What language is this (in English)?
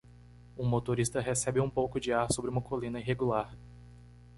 Portuguese